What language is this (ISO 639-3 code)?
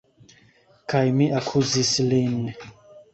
epo